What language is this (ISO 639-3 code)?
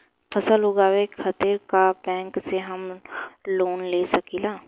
bho